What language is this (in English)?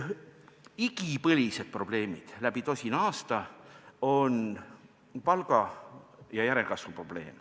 Estonian